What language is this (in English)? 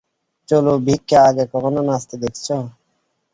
Bangla